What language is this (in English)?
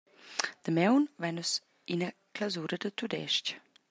Romansh